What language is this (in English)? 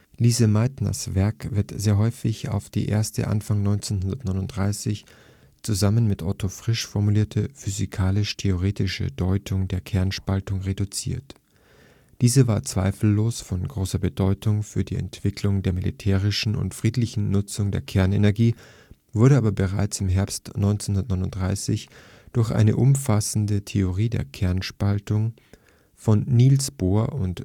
German